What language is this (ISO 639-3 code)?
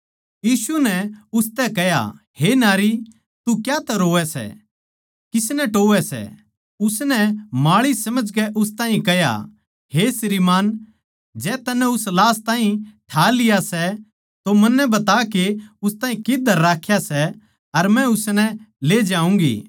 bgc